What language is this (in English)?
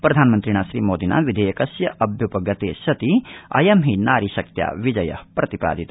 Sanskrit